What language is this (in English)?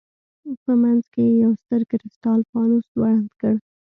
Pashto